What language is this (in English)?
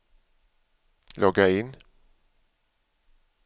Swedish